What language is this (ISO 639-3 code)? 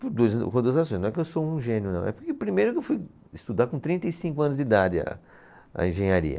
por